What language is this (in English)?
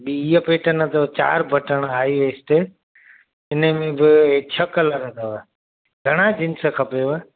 Sindhi